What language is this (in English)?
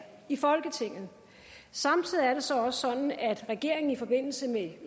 Danish